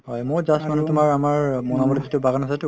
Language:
Assamese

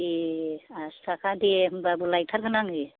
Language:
Bodo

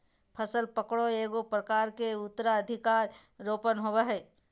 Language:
Magahi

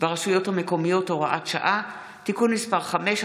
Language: Hebrew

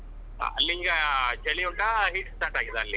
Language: Kannada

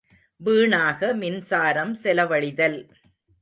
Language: Tamil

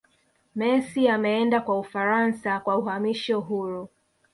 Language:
Swahili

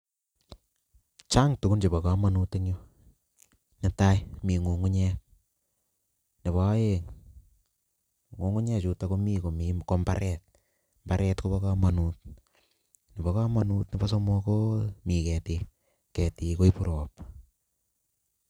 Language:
Kalenjin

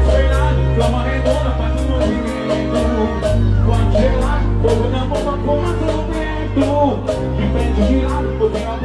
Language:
Portuguese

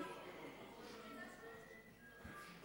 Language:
Hebrew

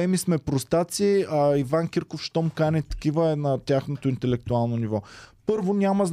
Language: Bulgarian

